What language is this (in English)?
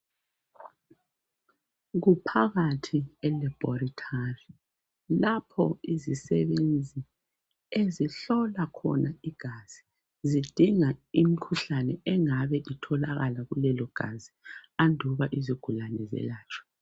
North Ndebele